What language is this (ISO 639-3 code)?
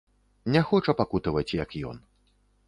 bel